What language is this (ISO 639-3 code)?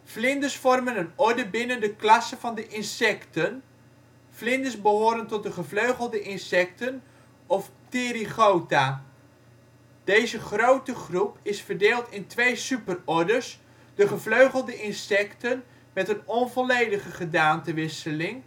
nld